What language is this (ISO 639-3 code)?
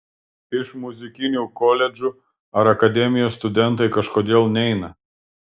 lit